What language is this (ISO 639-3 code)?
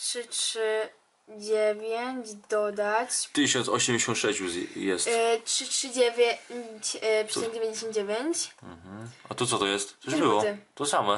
pol